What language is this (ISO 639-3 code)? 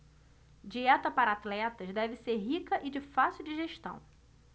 por